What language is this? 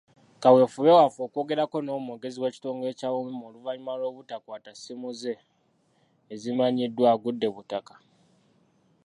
Ganda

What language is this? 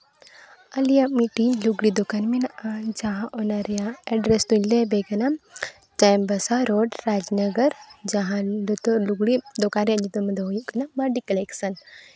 Santali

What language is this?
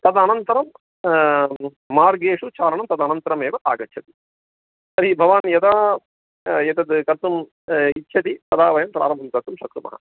Sanskrit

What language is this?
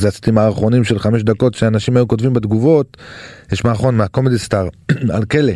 Hebrew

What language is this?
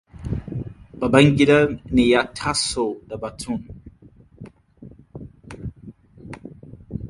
Hausa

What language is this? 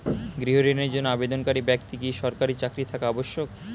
Bangla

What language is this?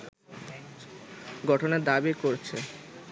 Bangla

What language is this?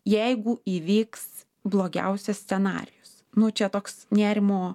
Lithuanian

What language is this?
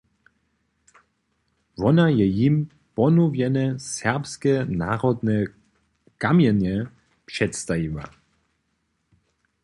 Upper Sorbian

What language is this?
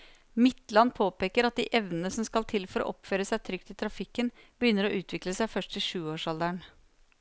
Norwegian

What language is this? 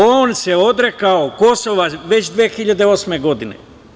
Serbian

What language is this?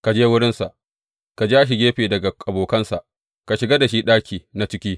Hausa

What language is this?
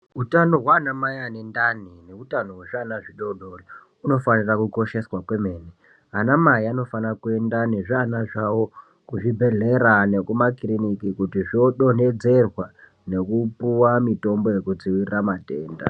Ndau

